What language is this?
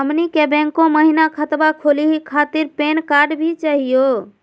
Magahi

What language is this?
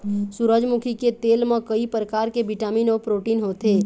Chhattisgarhi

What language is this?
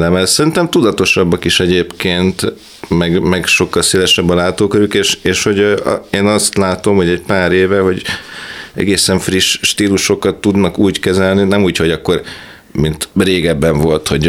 Hungarian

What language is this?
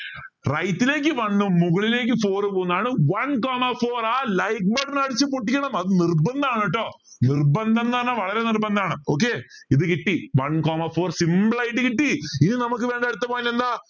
Malayalam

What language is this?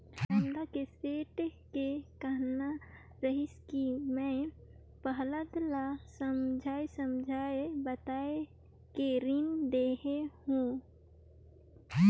Chhattisgarhi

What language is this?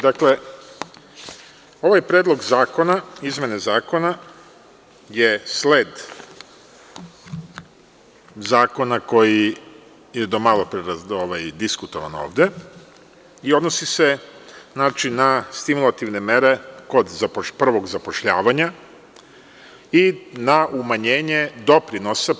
Serbian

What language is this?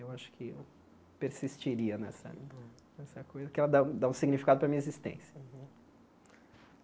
Portuguese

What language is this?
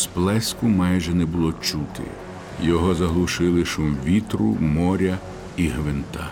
Ukrainian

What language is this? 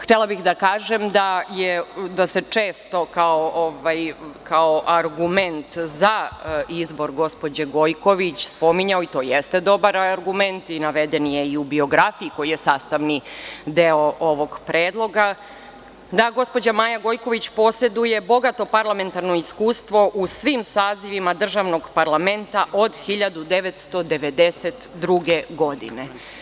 Serbian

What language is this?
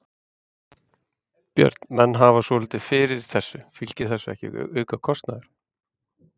Icelandic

